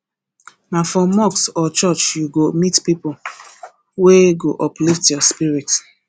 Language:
Nigerian Pidgin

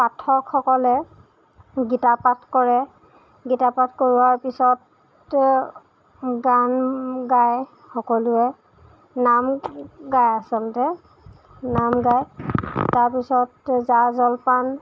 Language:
Assamese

